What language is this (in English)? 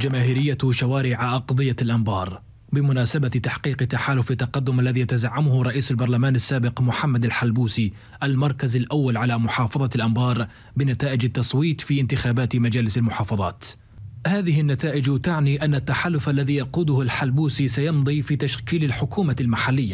Arabic